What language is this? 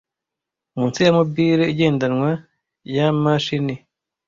Kinyarwanda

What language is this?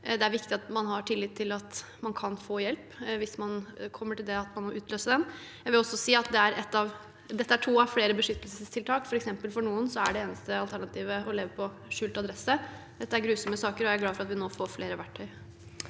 Norwegian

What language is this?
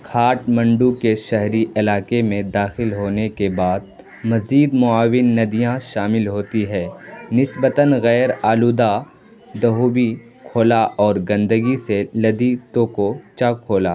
Urdu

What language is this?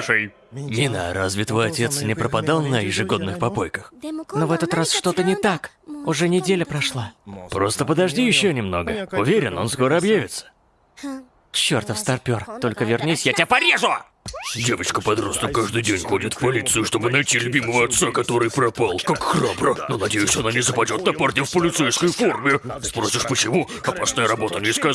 Russian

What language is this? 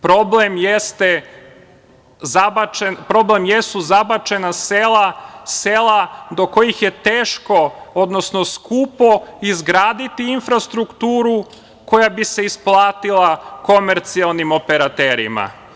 Serbian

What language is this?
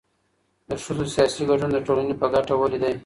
Pashto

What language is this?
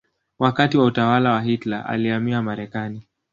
Swahili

